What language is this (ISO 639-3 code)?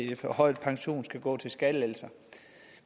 dan